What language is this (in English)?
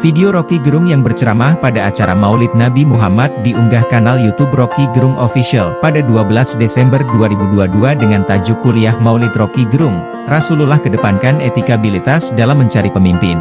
Indonesian